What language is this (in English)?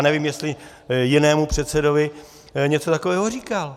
Czech